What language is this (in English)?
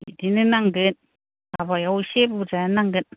Bodo